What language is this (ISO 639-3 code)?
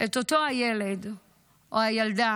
heb